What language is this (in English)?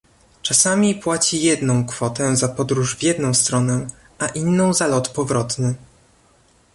Polish